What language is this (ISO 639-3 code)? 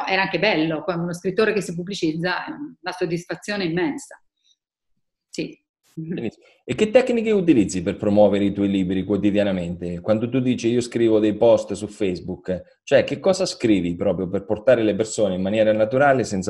ita